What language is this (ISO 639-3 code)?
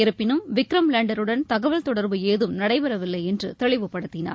tam